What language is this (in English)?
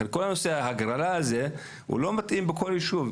Hebrew